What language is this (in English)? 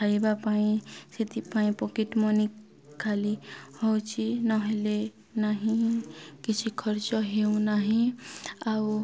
Odia